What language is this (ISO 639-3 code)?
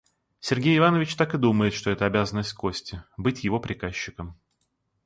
rus